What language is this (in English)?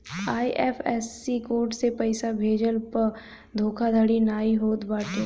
Bhojpuri